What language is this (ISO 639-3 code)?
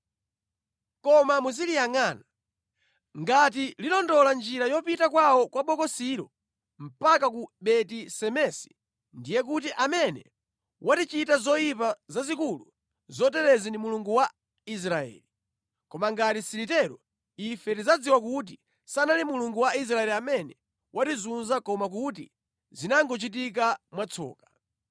nya